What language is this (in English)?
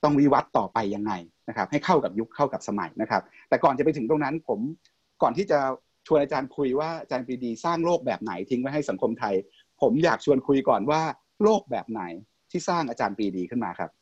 Thai